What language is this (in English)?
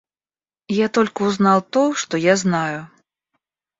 Russian